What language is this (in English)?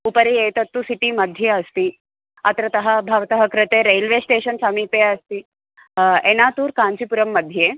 Sanskrit